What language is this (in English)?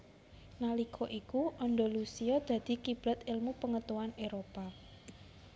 Javanese